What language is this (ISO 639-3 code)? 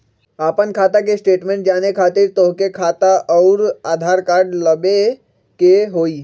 mag